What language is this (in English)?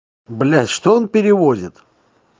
Russian